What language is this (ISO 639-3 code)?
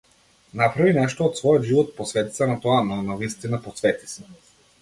mkd